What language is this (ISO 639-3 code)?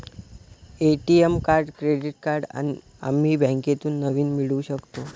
mar